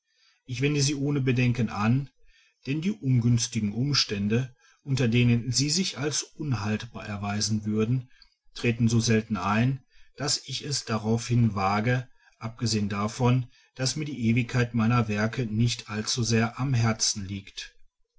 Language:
German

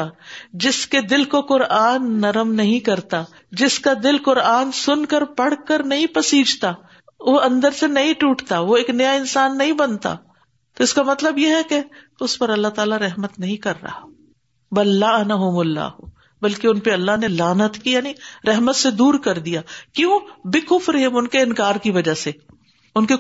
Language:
Urdu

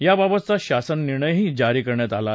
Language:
Marathi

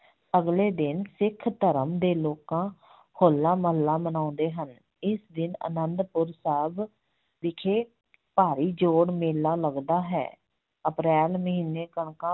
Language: Punjabi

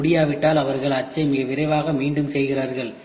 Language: Tamil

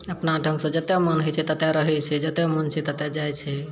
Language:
Maithili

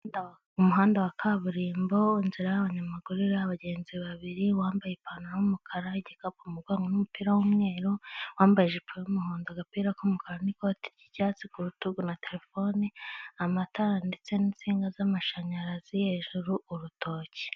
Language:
Kinyarwanda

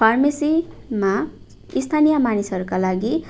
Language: Nepali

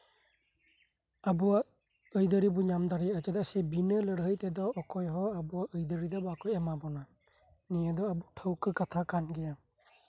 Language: Santali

